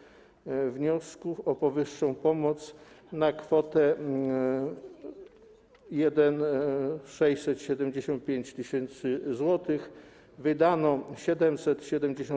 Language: Polish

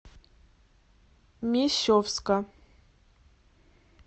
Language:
Russian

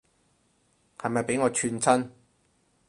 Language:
Cantonese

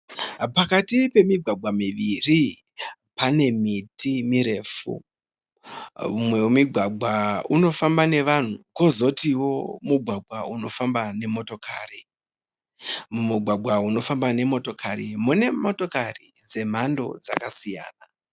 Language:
Shona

